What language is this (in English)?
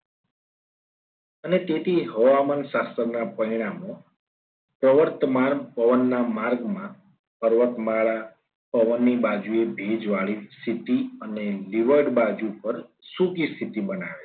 Gujarati